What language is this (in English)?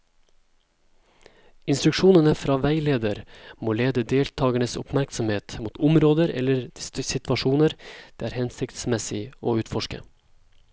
Norwegian